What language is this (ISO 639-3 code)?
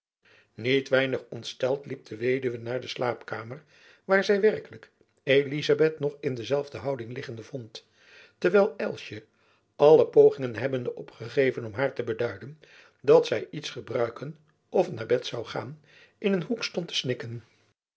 nld